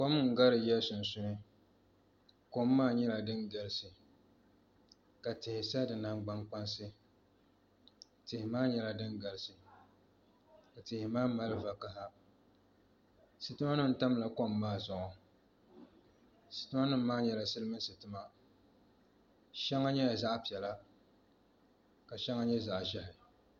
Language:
Dagbani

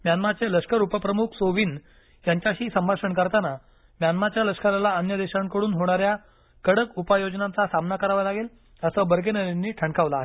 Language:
Marathi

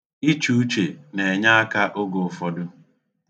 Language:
Igbo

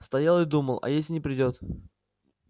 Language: Russian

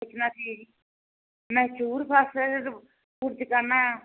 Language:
Punjabi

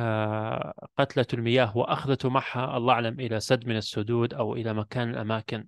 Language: Arabic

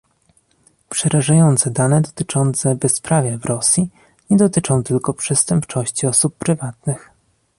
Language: Polish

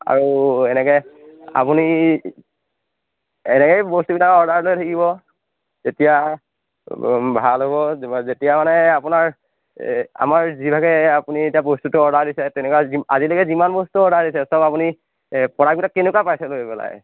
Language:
Assamese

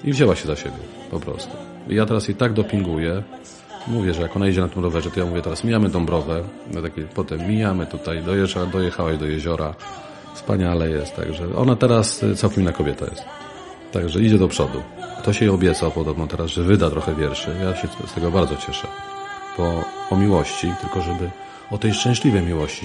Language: Polish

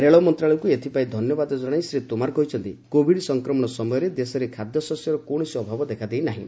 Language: Odia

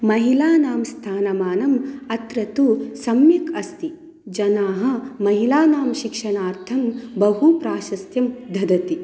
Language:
Sanskrit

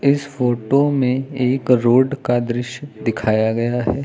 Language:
Hindi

